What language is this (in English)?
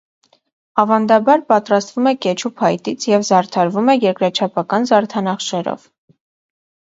Armenian